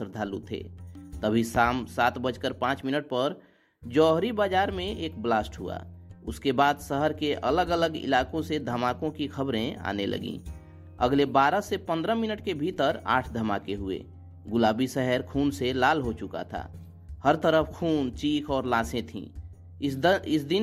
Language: Hindi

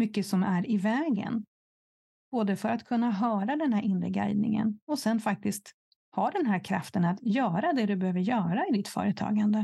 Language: Swedish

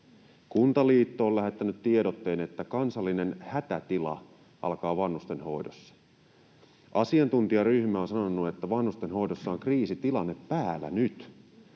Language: Finnish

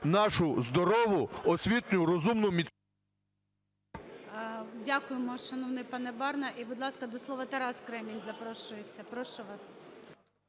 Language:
Ukrainian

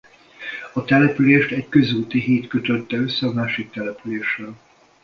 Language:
Hungarian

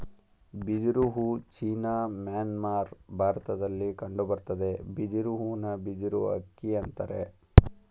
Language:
Kannada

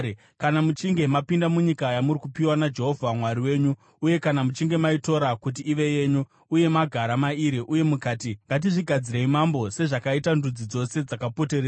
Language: Shona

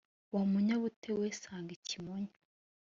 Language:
Kinyarwanda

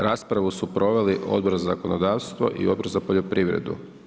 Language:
Croatian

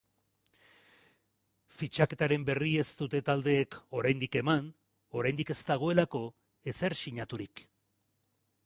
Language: Basque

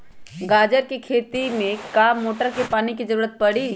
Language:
Magahi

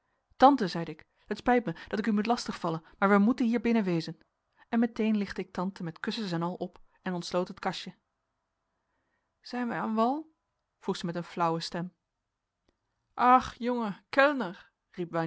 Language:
Dutch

